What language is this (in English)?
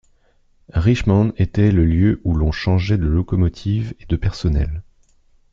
French